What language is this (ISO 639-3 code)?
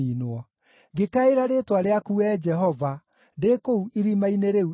kik